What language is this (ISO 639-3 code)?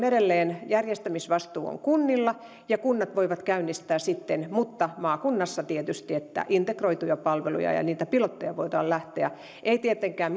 fin